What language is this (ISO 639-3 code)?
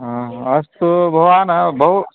san